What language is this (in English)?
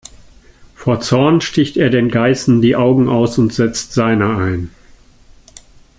German